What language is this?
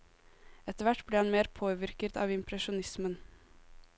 Norwegian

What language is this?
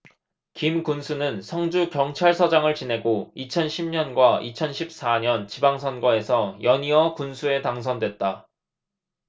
Korean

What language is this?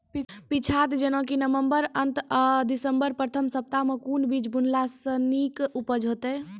Maithili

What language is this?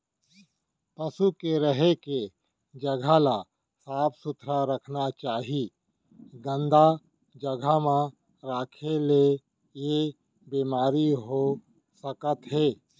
Chhattisgarhi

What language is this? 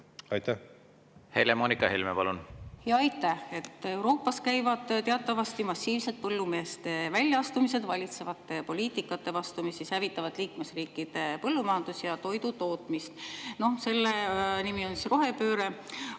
Estonian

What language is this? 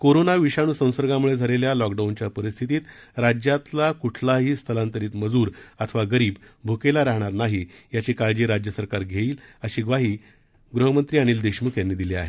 Marathi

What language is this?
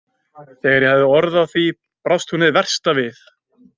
Icelandic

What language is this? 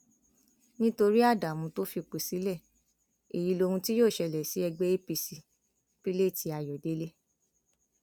Yoruba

